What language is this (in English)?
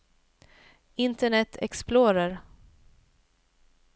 Swedish